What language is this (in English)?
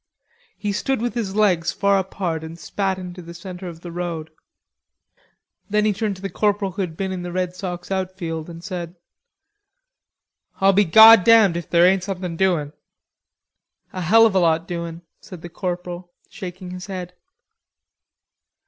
English